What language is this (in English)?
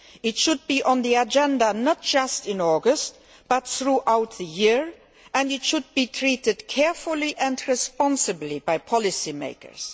English